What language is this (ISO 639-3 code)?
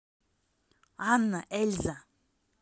rus